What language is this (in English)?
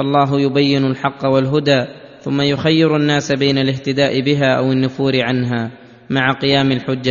Arabic